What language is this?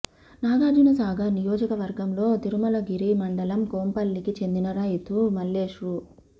Telugu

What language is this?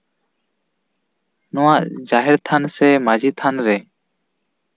Santali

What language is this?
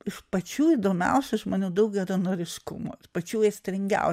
Lithuanian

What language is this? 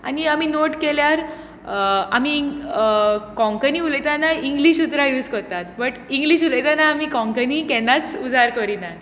Konkani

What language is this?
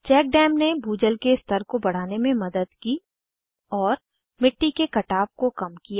Hindi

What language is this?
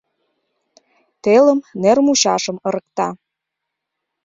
Mari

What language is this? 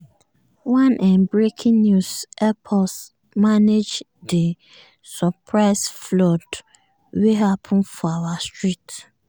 Nigerian Pidgin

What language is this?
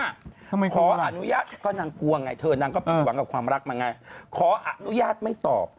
Thai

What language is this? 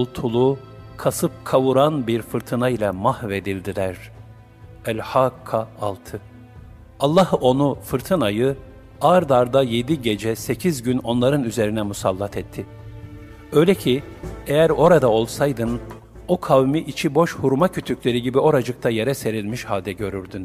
Turkish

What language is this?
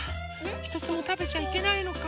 Japanese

